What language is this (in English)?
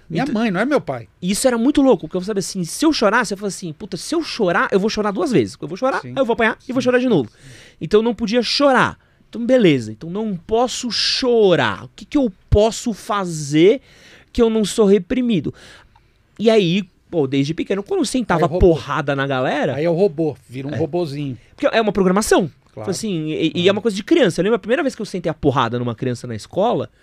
Portuguese